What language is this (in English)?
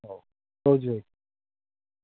Odia